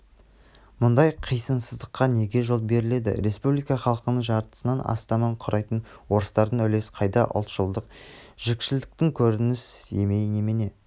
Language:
Kazakh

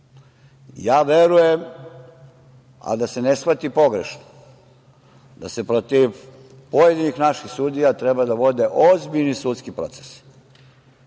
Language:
Serbian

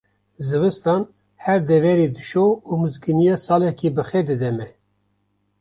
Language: Kurdish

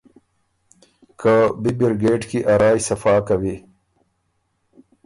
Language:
Ormuri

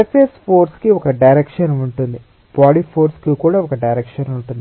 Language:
Telugu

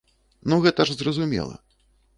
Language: Belarusian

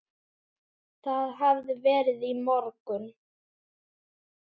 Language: Icelandic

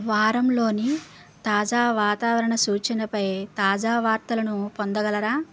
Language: Telugu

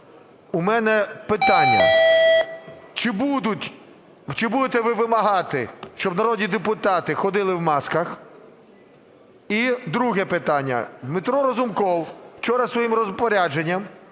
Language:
Ukrainian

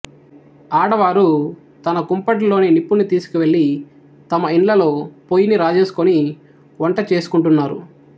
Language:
Telugu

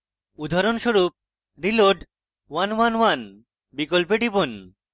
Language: Bangla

